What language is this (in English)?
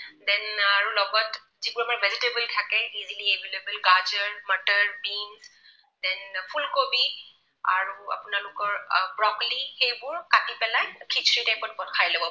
Assamese